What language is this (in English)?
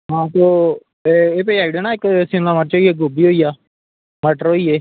Dogri